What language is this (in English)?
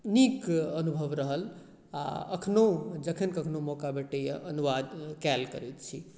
Maithili